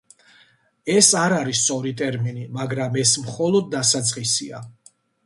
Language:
Georgian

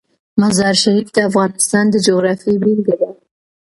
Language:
Pashto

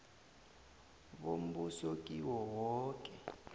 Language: South Ndebele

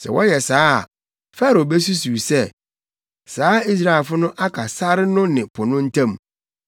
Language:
Akan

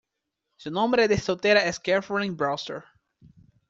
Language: Spanish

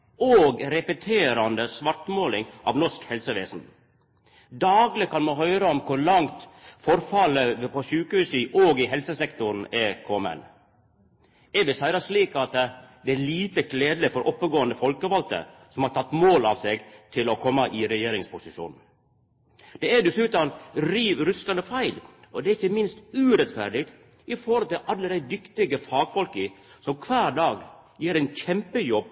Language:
Norwegian Nynorsk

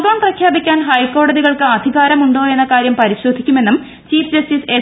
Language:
Malayalam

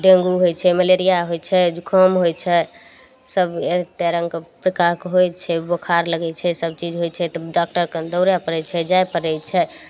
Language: Maithili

